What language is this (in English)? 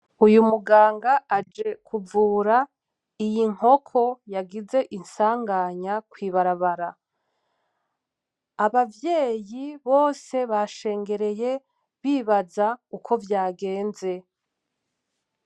Rundi